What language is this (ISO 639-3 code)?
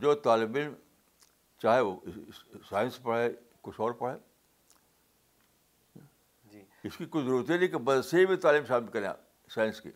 urd